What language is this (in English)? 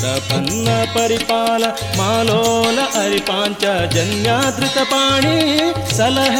Kannada